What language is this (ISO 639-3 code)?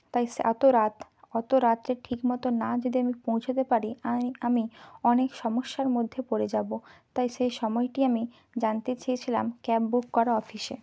ben